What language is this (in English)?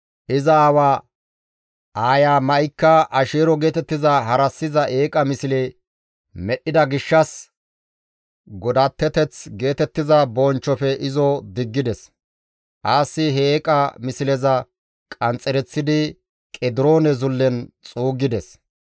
Gamo